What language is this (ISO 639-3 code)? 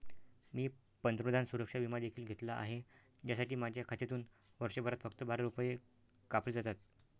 mar